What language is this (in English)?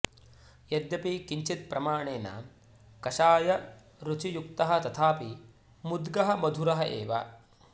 Sanskrit